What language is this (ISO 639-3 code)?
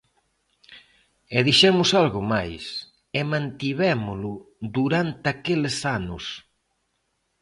glg